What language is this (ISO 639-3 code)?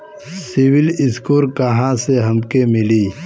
bho